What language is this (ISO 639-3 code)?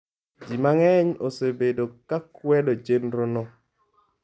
luo